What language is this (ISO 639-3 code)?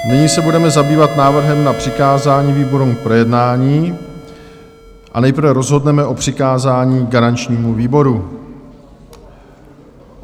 ces